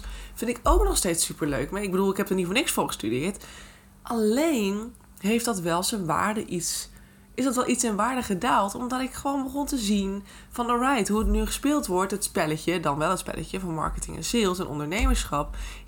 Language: Dutch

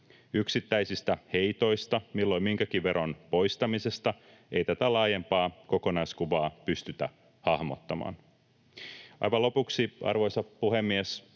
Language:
Finnish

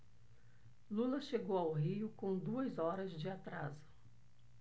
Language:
Portuguese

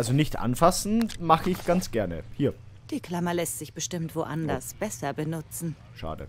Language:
German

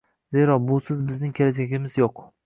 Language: Uzbek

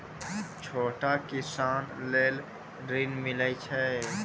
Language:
Maithili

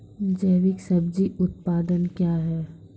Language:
Maithili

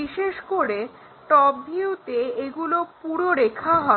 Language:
Bangla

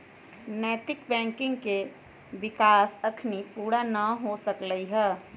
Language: Magahi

